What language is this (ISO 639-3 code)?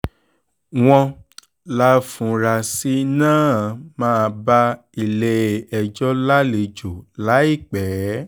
yor